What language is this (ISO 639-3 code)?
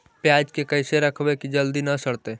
mag